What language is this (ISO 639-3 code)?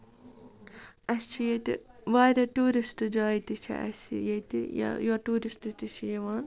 kas